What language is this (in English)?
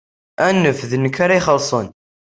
Kabyle